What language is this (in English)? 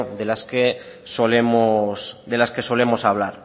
Spanish